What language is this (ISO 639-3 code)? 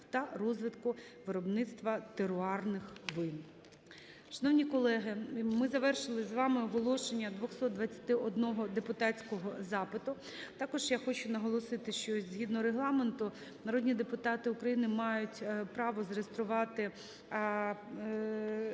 ukr